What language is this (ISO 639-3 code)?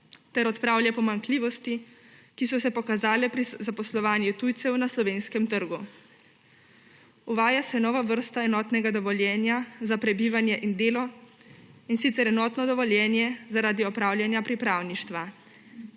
slv